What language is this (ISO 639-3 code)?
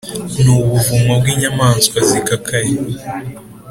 kin